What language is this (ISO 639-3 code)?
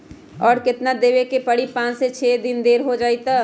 mag